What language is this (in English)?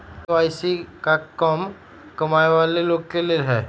Magahi